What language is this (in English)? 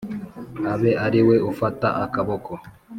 Kinyarwanda